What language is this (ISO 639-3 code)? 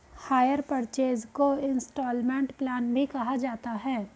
hin